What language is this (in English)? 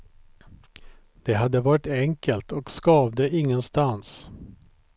Swedish